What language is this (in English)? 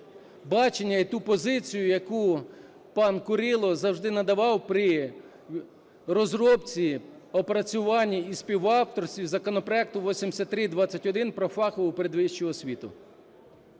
Ukrainian